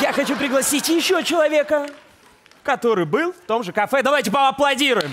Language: Russian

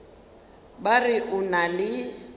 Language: Northern Sotho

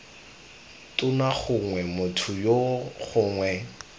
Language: Tswana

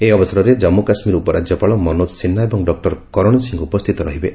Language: Odia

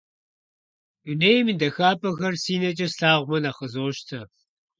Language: Kabardian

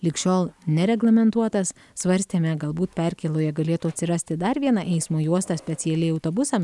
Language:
Lithuanian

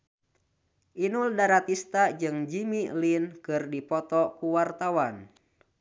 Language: Sundanese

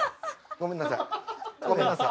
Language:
Japanese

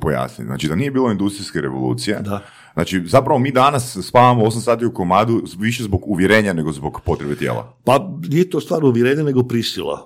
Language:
Croatian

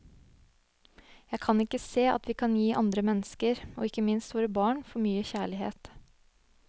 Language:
Norwegian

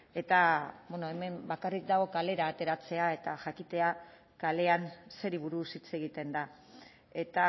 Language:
Basque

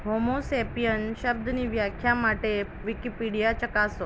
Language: Gujarati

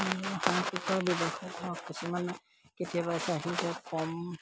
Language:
Assamese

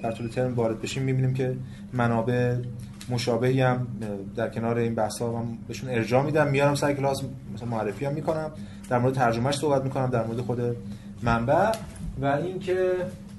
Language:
Persian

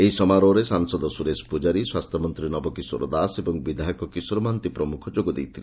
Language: Odia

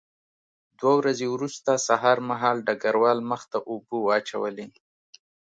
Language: Pashto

